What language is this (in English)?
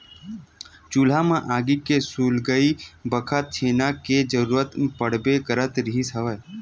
Chhattisgarhi